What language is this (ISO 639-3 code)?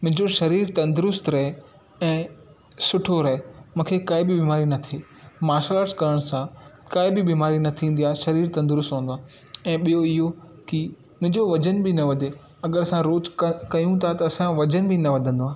snd